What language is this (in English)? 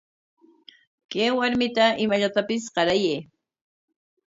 Corongo Ancash Quechua